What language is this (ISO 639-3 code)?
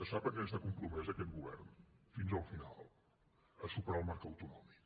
cat